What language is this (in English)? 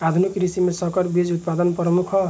Bhojpuri